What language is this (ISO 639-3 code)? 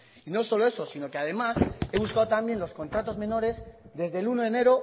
spa